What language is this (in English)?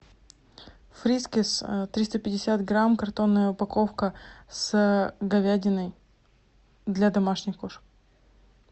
Russian